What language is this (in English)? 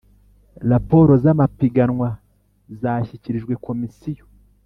Kinyarwanda